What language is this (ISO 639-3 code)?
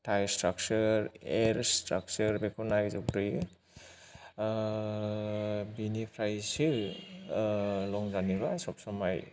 brx